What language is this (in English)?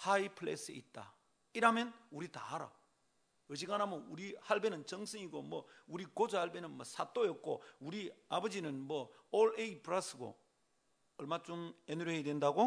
Korean